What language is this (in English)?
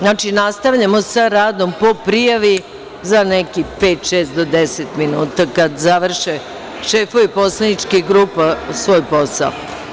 Serbian